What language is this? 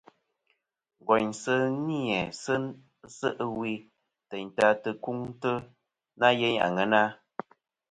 Kom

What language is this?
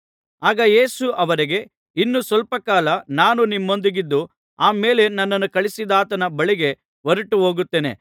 Kannada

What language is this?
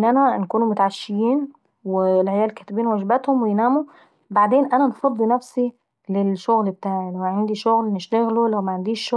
Saidi Arabic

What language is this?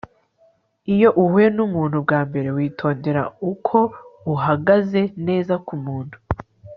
Kinyarwanda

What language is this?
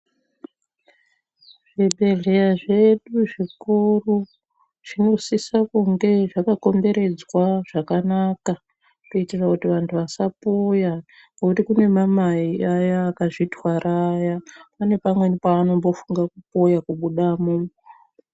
Ndau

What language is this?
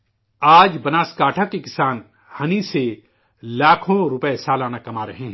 Urdu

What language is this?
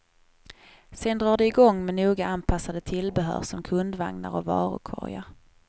Swedish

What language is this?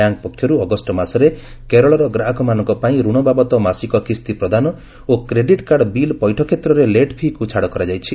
Odia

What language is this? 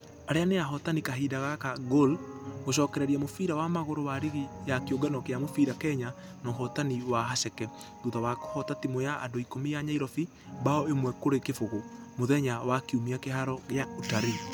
Kikuyu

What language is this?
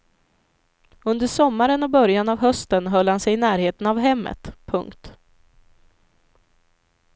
Swedish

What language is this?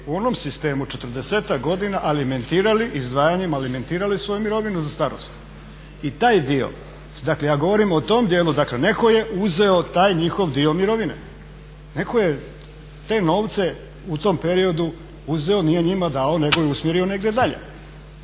Croatian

